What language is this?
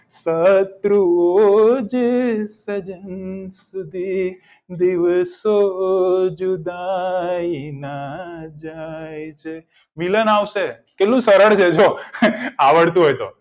Gujarati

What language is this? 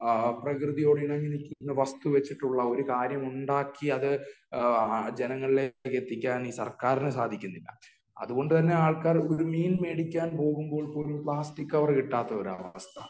Malayalam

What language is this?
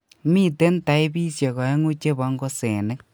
Kalenjin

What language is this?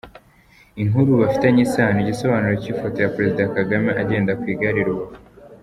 Kinyarwanda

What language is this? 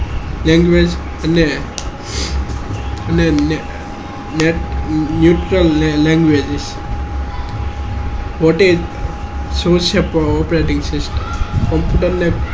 Gujarati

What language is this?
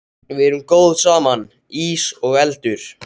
Icelandic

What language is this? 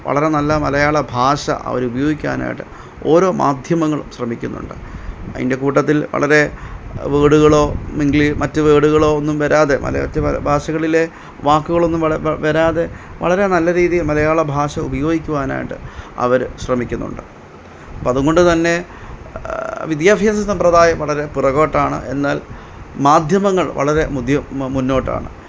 Malayalam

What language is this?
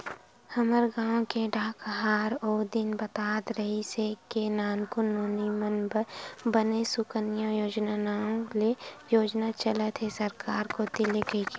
Chhattisgarhi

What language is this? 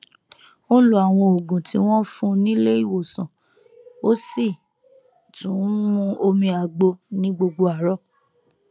Yoruba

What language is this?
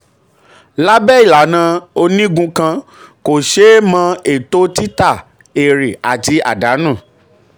Yoruba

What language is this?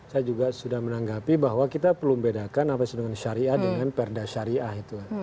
Indonesian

